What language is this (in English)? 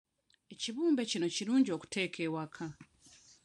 Ganda